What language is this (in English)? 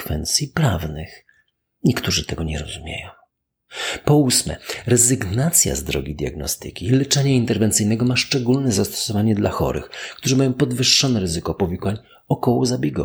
Polish